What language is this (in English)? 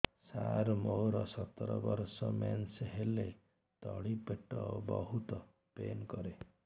Odia